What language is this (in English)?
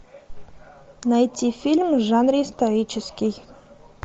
Russian